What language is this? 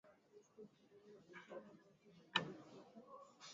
Swahili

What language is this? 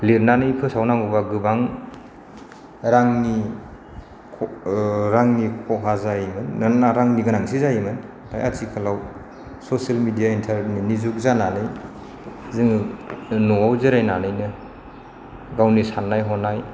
Bodo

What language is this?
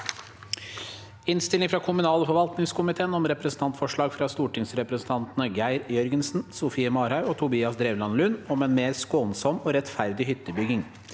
Norwegian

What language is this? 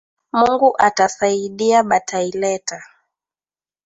Swahili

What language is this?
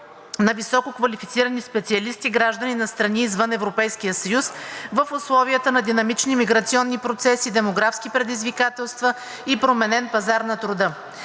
Bulgarian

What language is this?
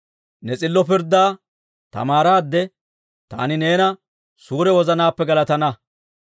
Dawro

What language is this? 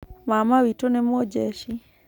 Kikuyu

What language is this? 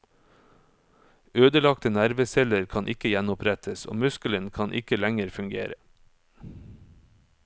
Norwegian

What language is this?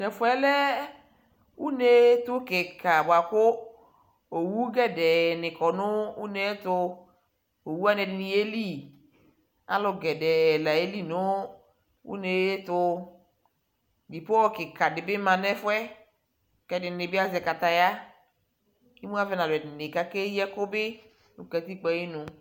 Ikposo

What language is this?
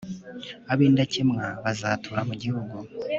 Kinyarwanda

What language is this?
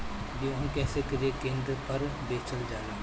Bhojpuri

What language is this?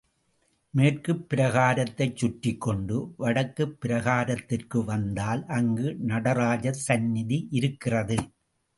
Tamil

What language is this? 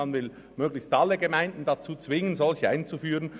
Swiss German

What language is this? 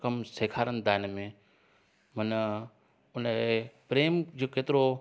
Sindhi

